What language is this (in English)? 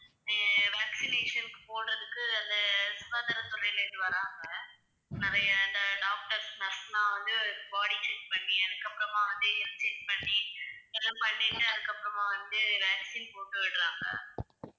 Tamil